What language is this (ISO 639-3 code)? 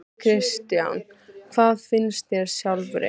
isl